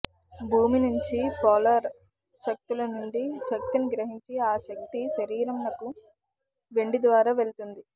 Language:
Telugu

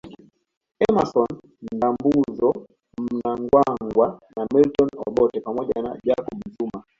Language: Swahili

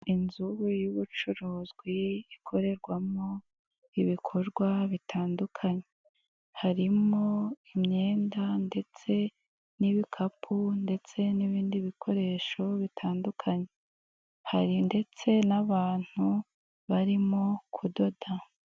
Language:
Kinyarwanda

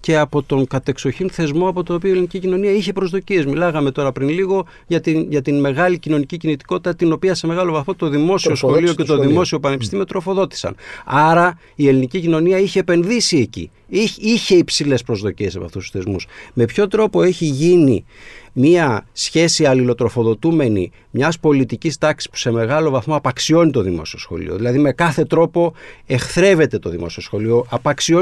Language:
Greek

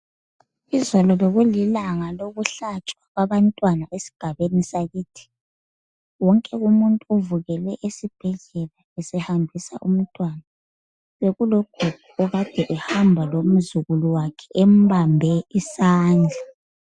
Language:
North Ndebele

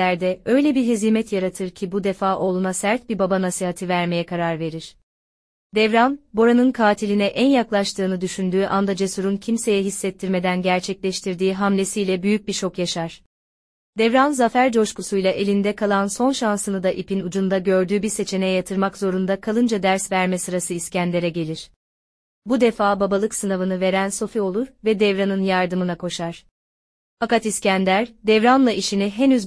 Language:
Turkish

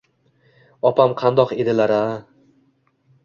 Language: Uzbek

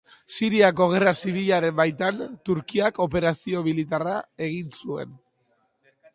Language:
Basque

